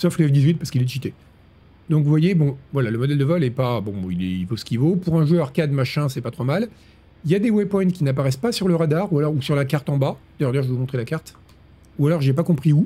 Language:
French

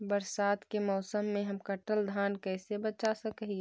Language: Magahi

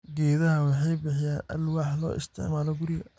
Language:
Somali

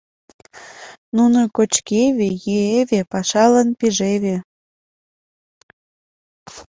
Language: Mari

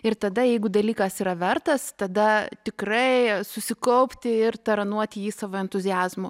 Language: Lithuanian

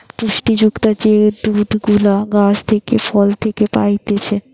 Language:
Bangla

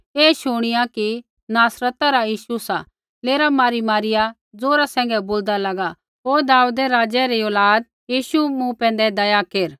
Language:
Kullu Pahari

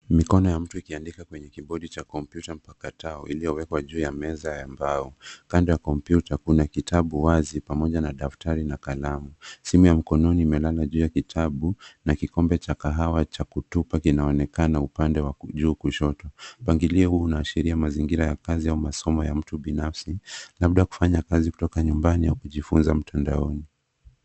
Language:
Swahili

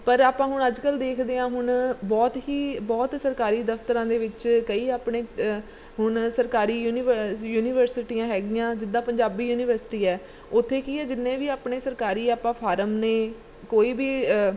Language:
Punjabi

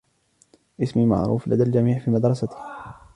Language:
Arabic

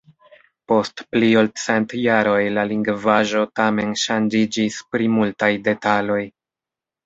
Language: Esperanto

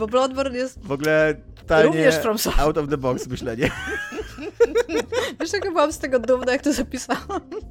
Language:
Polish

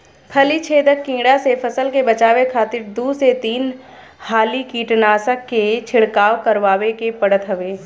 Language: Bhojpuri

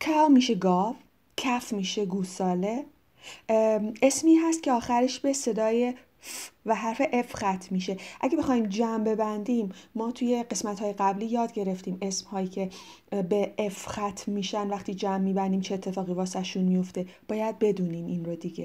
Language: Persian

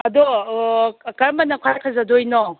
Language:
Manipuri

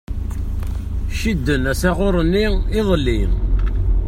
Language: Kabyle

